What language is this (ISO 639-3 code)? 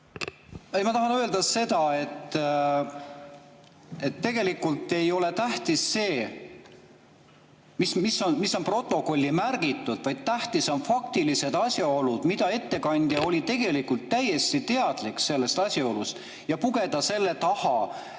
est